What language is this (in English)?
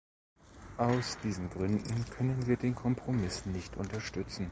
German